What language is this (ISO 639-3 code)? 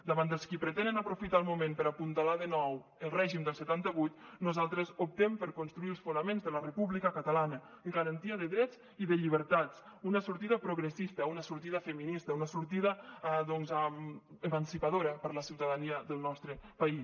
cat